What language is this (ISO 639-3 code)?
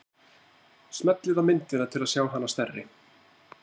isl